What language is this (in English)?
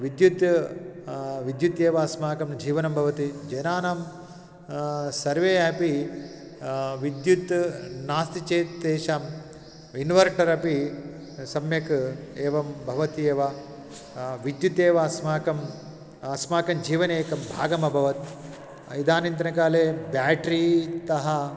Sanskrit